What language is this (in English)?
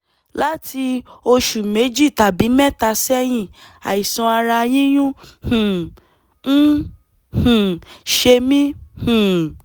Yoruba